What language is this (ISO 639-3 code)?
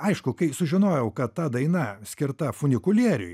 lit